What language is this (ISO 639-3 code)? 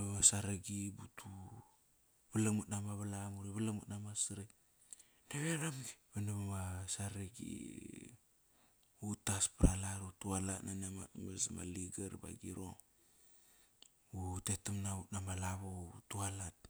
ckr